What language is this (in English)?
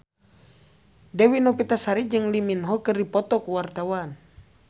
Sundanese